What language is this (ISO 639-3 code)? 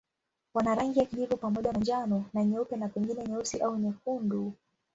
swa